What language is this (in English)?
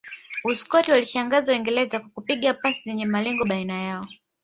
Swahili